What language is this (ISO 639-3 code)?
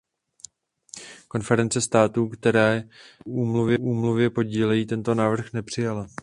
ces